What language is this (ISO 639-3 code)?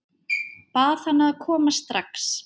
isl